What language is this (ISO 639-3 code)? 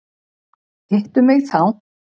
isl